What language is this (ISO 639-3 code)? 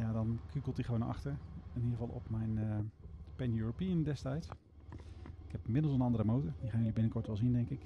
nld